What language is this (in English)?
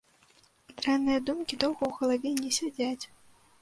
Belarusian